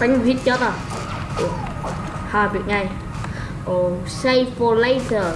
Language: Vietnamese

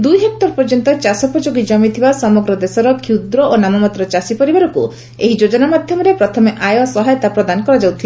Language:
Odia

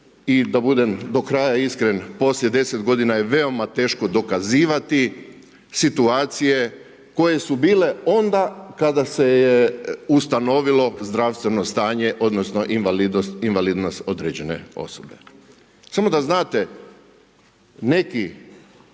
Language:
Croatian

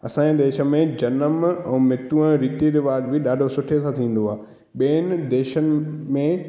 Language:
Sindhi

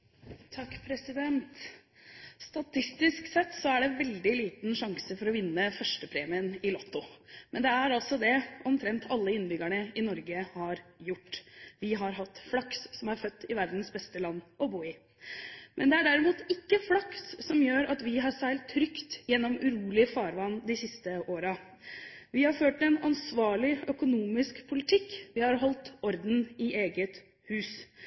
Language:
Norwegian Bokmål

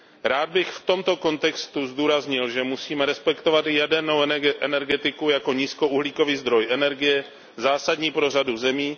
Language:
Czech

